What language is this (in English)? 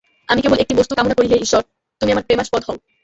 Bangla